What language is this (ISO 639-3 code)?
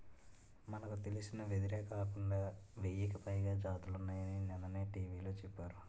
tel